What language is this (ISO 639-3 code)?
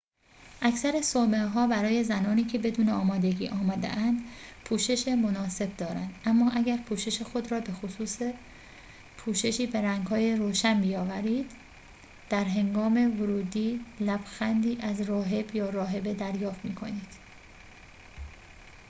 fas